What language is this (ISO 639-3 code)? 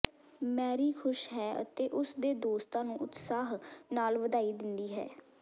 pan